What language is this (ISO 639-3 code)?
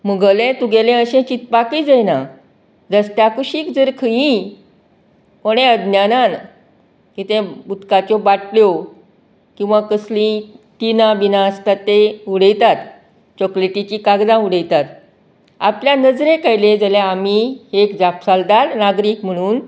kok